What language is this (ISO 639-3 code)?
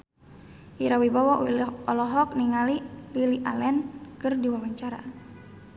sun